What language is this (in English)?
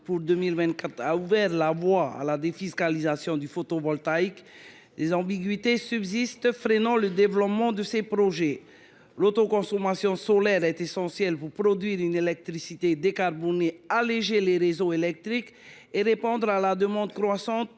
French